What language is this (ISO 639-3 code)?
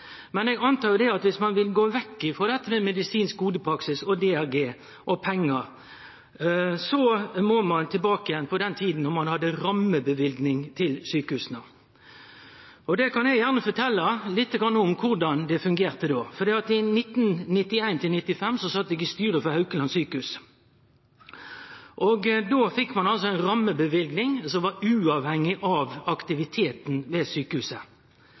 nno